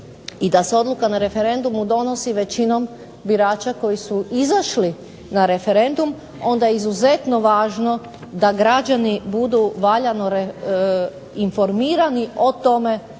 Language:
Croatian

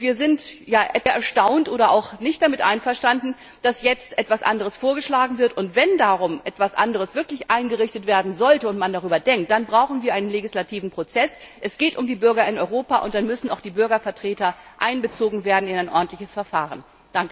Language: German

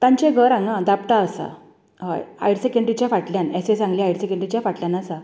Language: Konkani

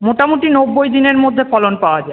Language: Bangla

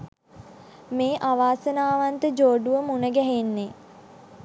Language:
Sinhala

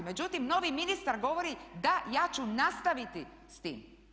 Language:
Croatian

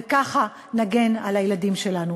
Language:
Hebrew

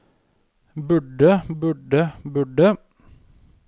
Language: Norwegian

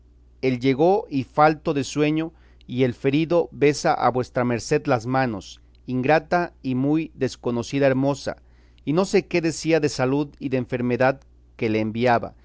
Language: Spanish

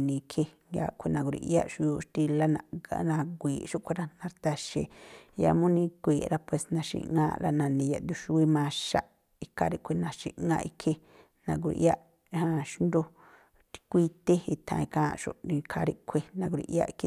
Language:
Tlacoapa Me'phaa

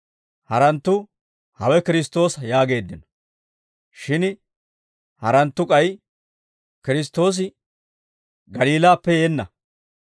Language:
Dawro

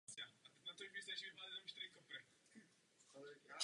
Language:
Czech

